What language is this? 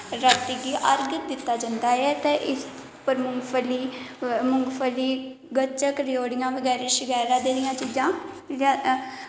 Dogri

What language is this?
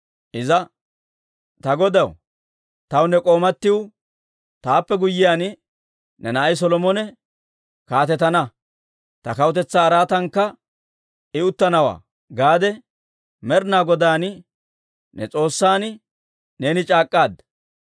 Dawro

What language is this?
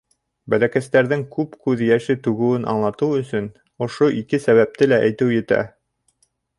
Bashkir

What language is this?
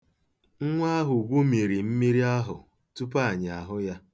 Igbo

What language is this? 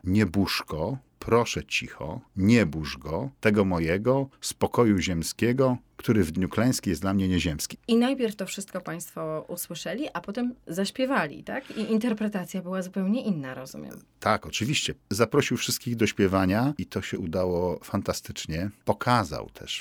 Polish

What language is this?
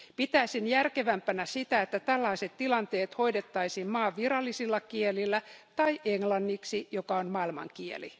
Finnish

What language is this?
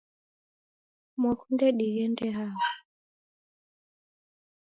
Taita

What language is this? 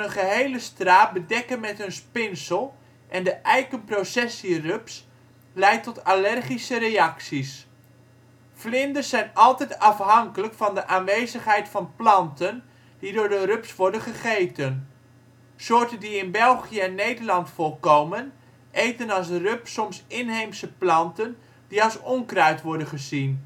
Dutch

